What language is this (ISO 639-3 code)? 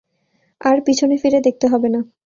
ben